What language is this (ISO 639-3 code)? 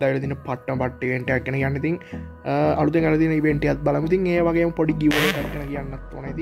ind